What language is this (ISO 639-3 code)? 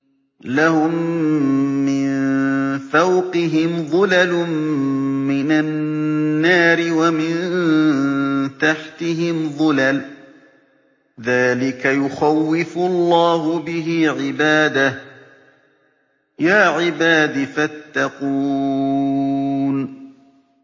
ara